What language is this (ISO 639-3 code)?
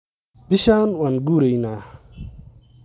som